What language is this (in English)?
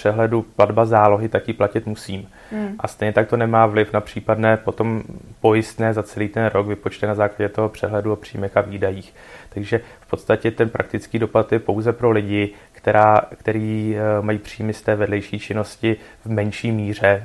Czech